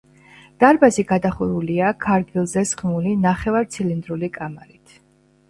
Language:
Georgian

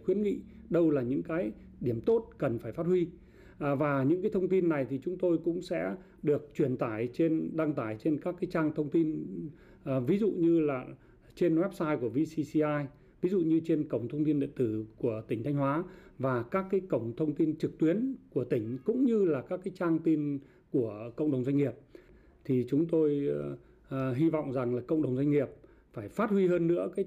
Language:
Vietnamese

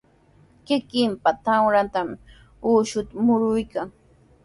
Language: Sihuas Ancash Quechua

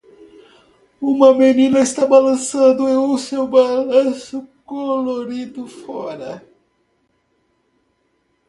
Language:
Portuguese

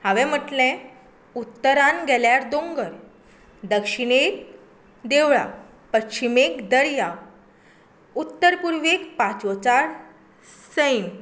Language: Konkani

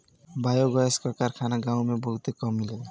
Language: Bhojpuri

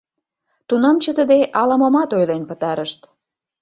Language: Mari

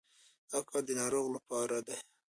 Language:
Pashto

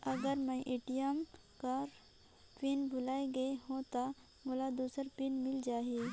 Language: Chhattisgarhi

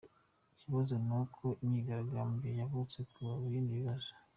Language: Kinyarwanda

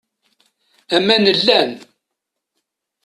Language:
Kabyle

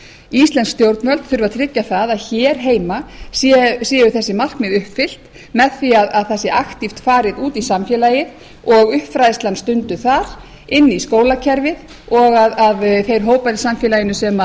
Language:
Icelandic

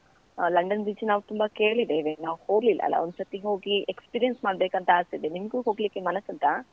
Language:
Kannada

